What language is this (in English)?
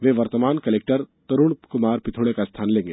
Hindi